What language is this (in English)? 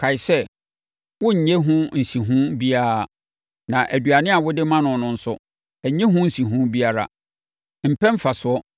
Akan